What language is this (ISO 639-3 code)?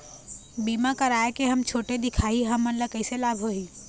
hne